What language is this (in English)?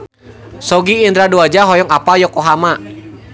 Sundanese